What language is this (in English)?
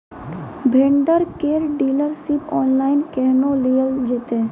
Maithili